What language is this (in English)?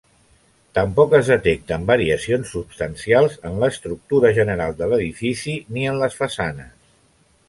Catalan